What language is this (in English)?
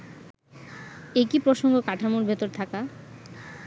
Bangla